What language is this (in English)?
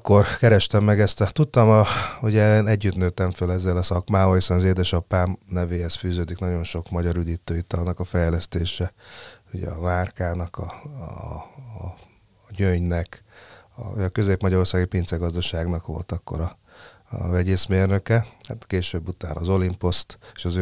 Hungarian